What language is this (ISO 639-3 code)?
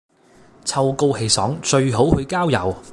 yue